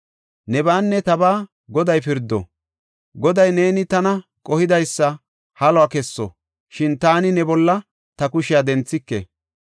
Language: Gofa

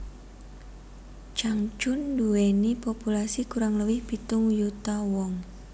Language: Javanese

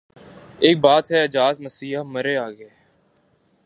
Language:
Urdu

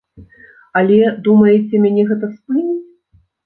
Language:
Belarusian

